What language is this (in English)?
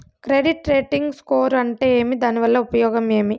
Telugu